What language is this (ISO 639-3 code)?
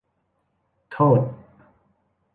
tha